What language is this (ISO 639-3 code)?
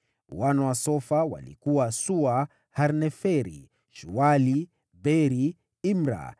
swa